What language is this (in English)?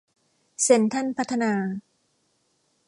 Thai